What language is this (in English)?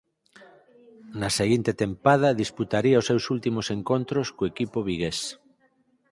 Galician